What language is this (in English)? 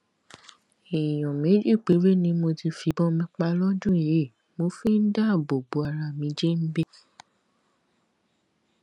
Yoruba